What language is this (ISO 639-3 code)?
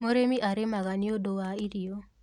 kik